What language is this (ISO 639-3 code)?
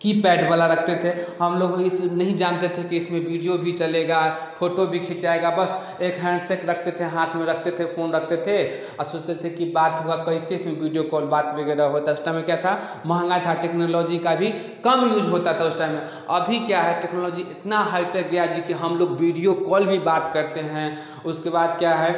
hin